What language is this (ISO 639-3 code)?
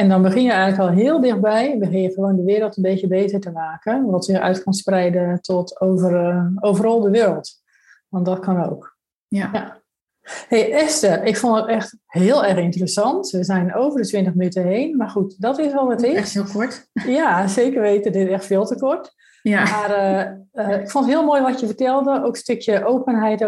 nld